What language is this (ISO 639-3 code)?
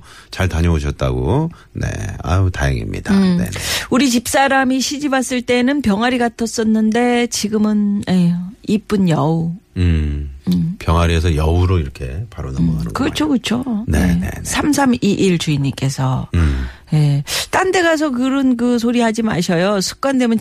kor